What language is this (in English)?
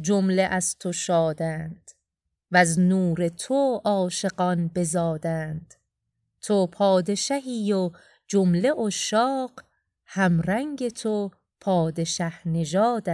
Persian